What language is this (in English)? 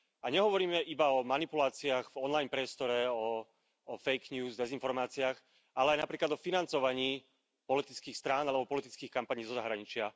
Slovak